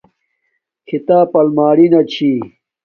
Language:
Domaaki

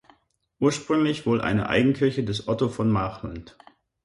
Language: German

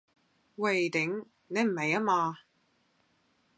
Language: Cantonese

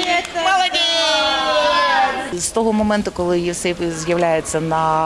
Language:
Ukrainian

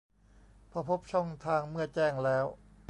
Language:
Thai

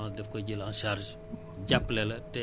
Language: Wolof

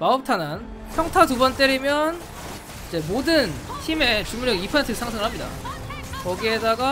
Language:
Korean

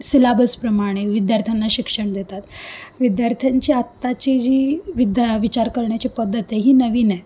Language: Marathi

